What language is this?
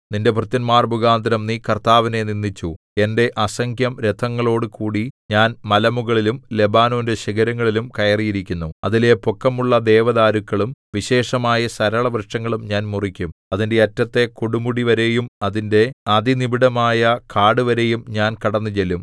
Malayalam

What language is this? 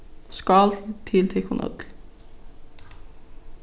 Faroese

